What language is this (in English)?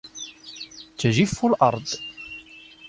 Arabic